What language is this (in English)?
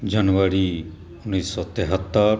Maithili